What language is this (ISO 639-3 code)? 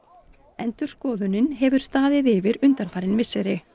isl